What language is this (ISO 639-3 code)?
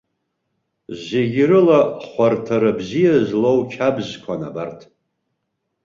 abk